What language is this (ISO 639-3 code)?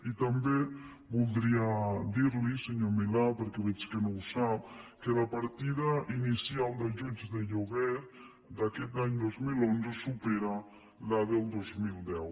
cat